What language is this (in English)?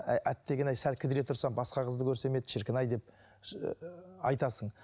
Kazakh